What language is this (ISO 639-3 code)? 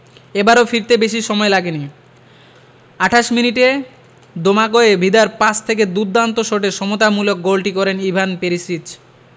ben